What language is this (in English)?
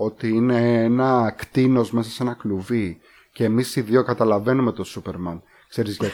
Greek